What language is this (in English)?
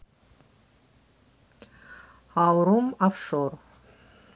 Russian